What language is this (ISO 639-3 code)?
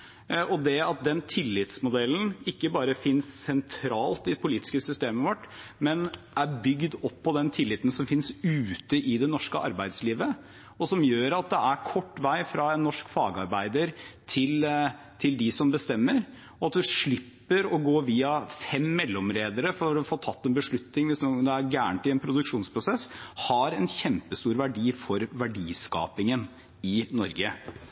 nob